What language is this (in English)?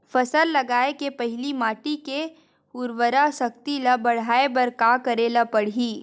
Chhattisgarhi